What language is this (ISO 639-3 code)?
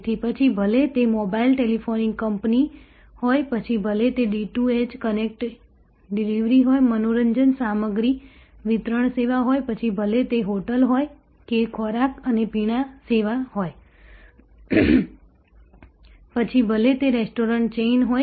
guj